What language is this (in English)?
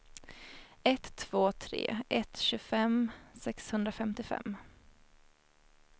Swedish